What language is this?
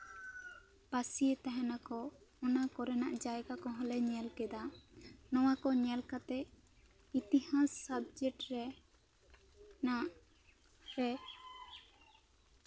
Santali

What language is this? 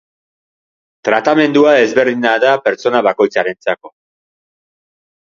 Basque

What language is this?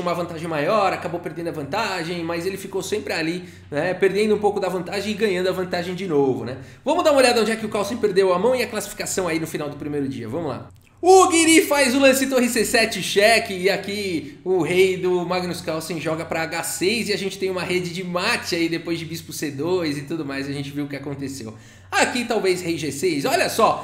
Portuguese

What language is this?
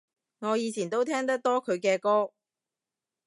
Cantonese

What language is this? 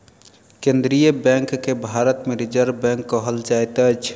Maithili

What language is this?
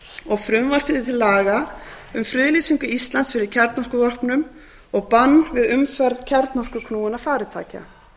Icelandic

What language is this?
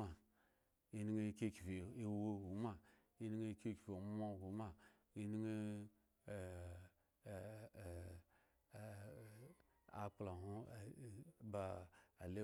Eggon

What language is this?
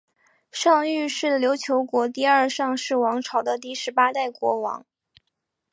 Chinese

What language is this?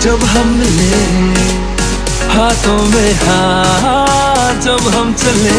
Hindi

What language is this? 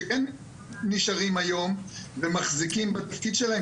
Hebrew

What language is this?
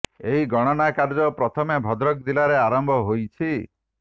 Odia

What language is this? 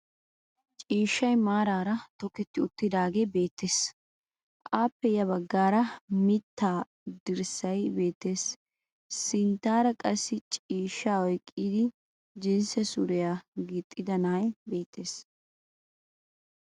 Wolaytta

